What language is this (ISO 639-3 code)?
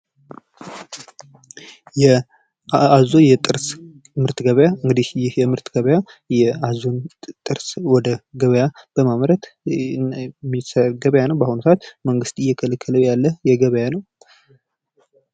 amh